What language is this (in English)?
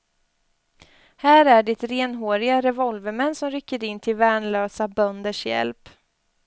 Swedish